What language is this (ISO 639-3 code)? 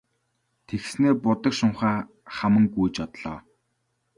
mon